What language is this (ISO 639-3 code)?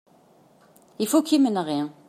kab